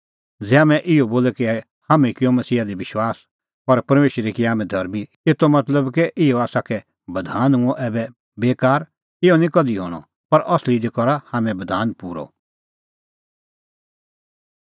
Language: Kullu Pahari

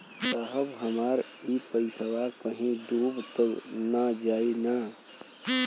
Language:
Bhojpuri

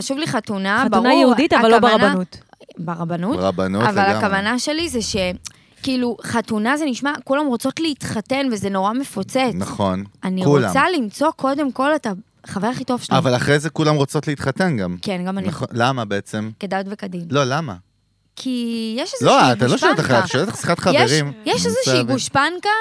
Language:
Hebrew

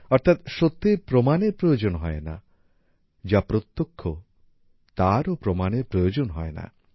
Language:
Bangla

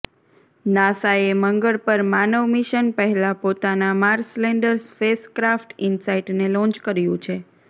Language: Gujarati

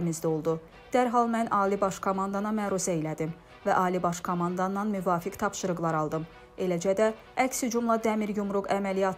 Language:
Turkish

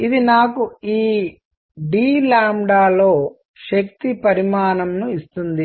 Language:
Telugu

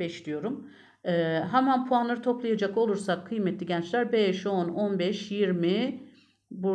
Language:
Turkish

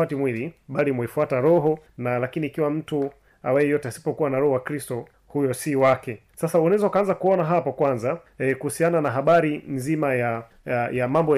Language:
Swahili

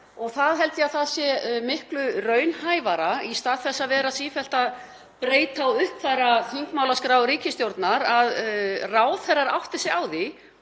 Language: Icelandic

